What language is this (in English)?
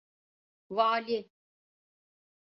Turkish